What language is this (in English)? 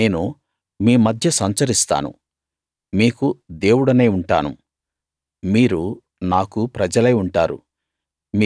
Telugu